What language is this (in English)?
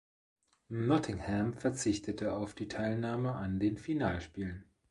German